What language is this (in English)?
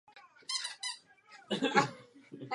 Czech